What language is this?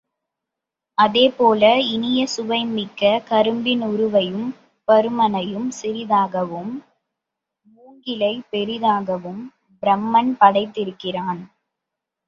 Tamil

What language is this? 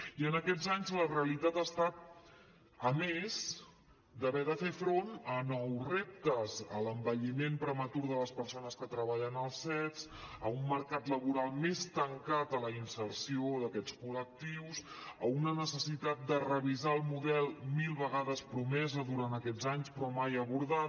Catalan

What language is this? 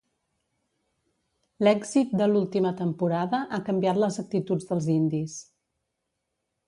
Catalan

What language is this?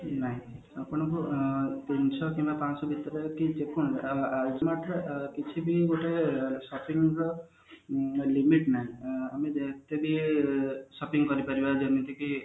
Odia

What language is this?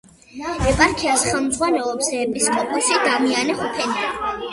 Georgian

